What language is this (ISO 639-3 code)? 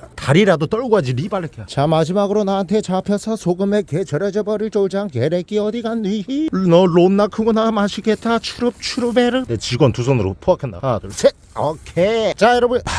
kor